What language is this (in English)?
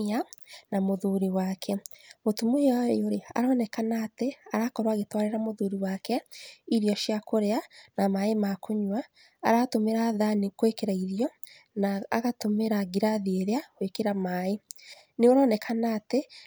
Kikuyu